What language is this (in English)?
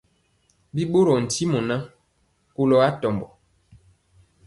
Mpiemo